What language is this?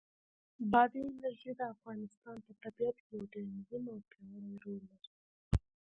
Pashto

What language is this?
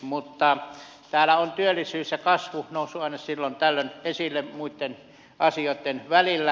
Finnish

